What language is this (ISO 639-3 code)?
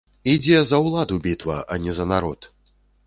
bel